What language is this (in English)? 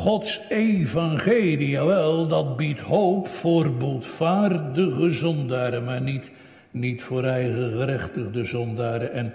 Dutch